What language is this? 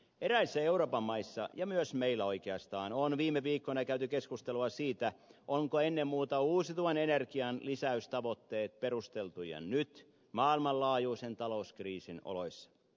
Finnish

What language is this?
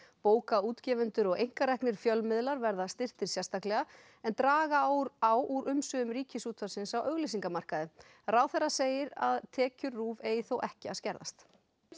Icelandic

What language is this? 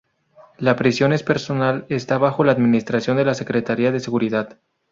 Spanish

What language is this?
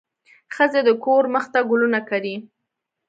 Pashto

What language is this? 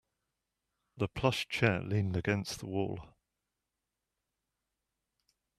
English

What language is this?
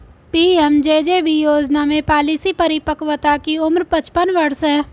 Hindi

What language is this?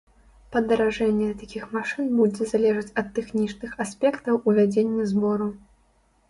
Belarusian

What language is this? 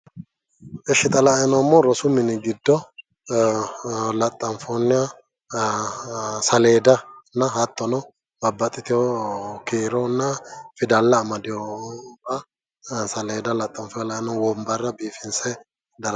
Sidamo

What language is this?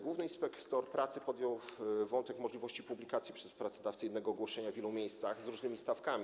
Polish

